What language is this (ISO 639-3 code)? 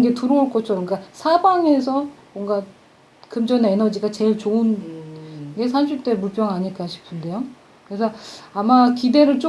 kor